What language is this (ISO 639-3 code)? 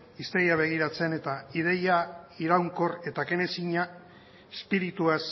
eus